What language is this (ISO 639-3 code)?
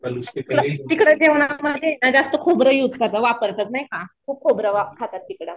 mar